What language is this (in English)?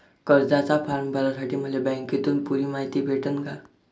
Marathi